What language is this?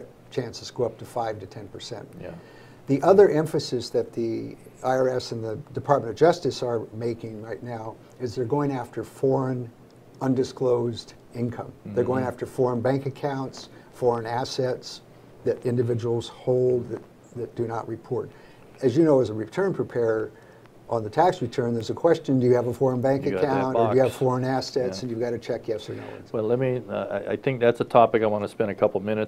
English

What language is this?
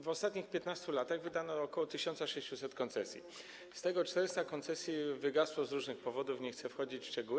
Polish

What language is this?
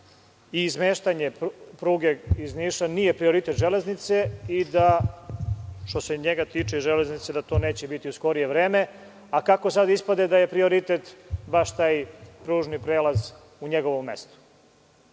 Serbian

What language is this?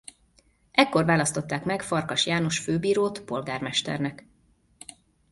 Hungarian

